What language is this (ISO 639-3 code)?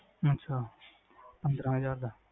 pan